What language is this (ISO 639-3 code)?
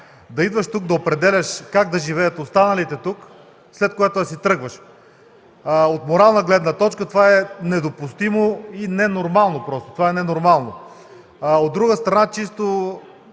bul